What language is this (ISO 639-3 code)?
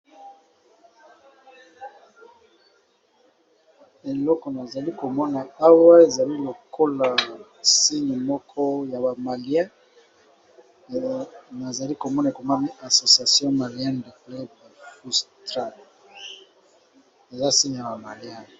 lin